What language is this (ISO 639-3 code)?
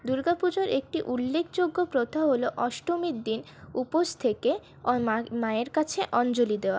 ben